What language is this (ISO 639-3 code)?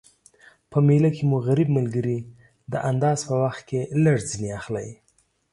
pus